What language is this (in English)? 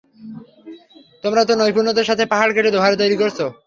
Bangla